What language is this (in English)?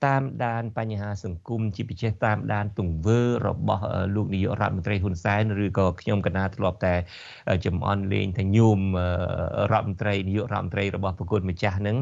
Thai